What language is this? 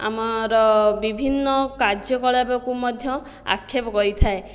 Odia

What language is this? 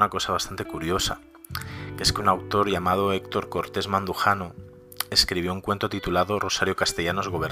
Spanish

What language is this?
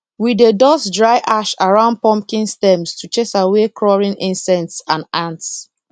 Nigerian Pidgin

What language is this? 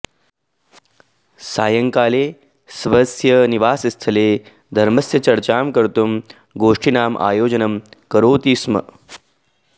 Sanskrit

